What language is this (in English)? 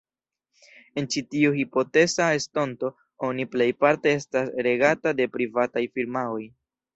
Esperanto